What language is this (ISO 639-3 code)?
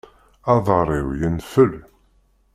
kab